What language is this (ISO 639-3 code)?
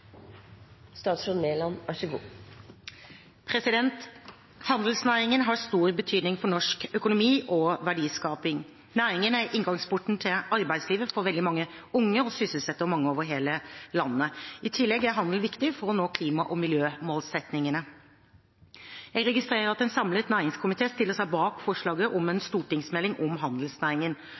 nob